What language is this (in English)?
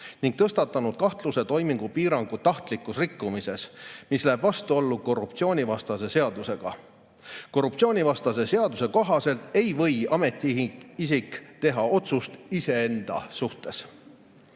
Estonian